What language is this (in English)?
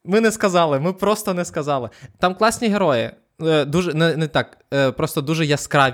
Ukrainian